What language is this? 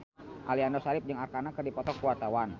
Sundanese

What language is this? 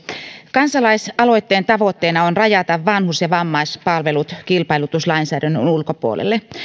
Finnish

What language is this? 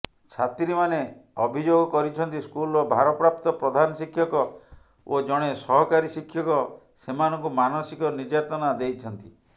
Odia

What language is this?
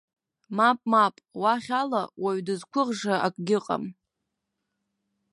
Abkhazian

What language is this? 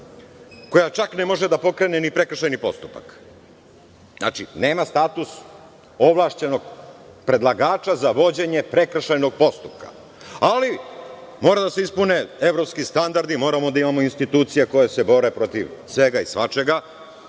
Serbian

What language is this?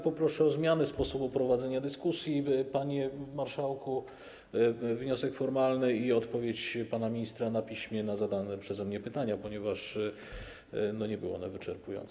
Polish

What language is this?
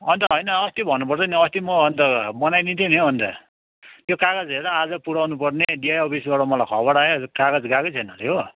Nepali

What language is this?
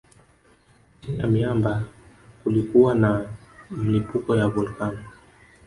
Swahili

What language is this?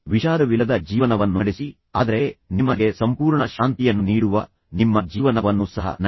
Kannada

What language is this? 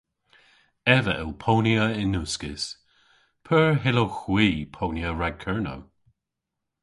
Cornish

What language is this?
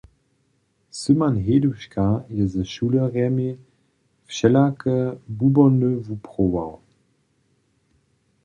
Upper Sorbian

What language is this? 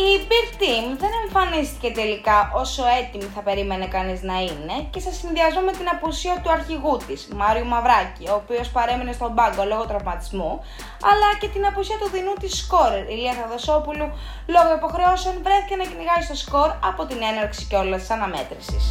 Greek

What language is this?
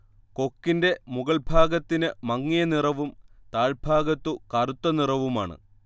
Malayalam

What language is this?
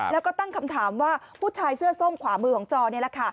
Thai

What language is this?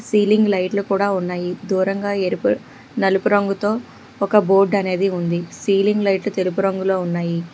Telugu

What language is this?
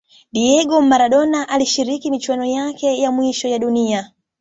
Swahili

